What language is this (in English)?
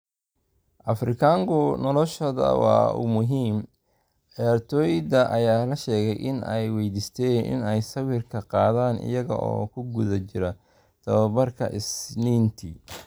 Somali